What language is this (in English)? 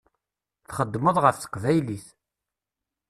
Kabyle